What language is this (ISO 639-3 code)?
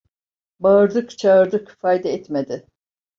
tur